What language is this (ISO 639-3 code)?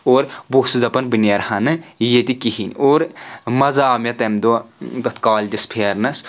kas